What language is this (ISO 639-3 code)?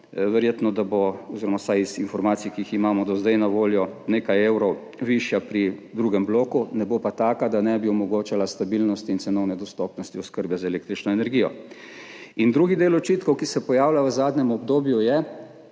slv